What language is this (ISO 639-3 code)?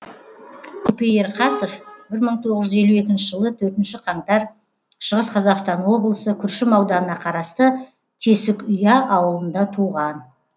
kaz